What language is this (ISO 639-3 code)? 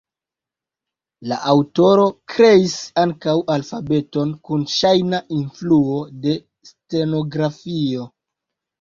epo